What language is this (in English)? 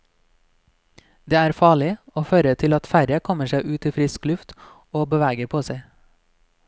Norwegian